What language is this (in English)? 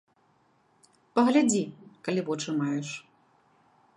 Belarusian